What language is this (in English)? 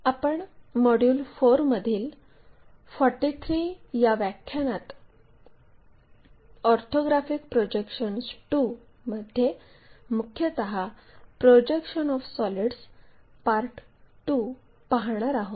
Marathi